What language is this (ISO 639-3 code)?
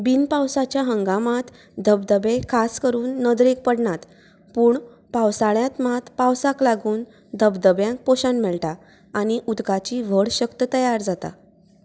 kok